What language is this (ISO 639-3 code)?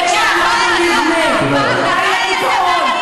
heb